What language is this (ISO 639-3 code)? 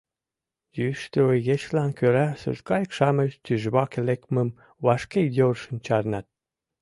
chm